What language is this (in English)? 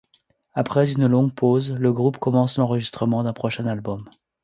French